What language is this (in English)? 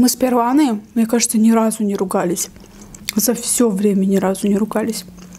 Russian